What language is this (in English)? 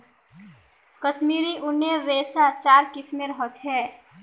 Magahi